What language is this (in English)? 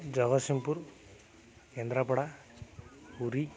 Odia